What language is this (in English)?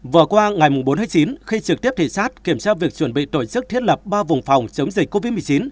Vietnamese